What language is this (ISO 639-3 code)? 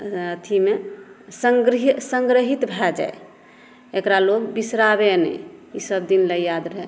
mai